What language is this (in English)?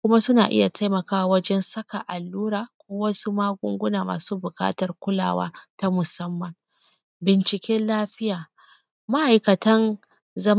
Hausa